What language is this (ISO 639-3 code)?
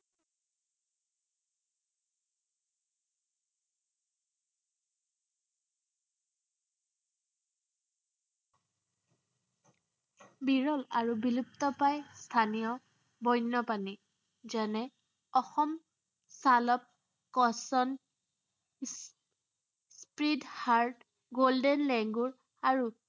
asm